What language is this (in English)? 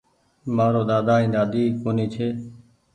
Goaria